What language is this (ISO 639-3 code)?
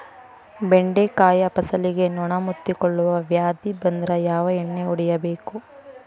kan